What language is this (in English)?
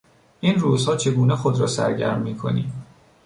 Persian